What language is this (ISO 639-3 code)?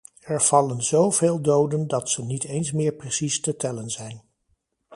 nld